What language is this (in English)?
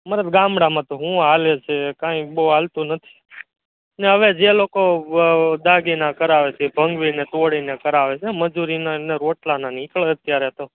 Gujarati